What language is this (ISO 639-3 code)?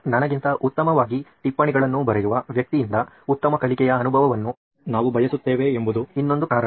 kan